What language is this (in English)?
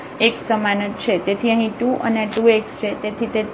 Gujarati